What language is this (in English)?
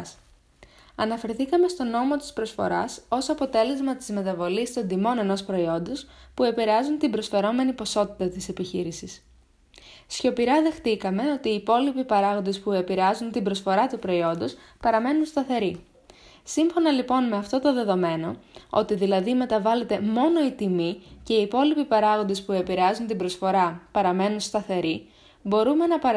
Greek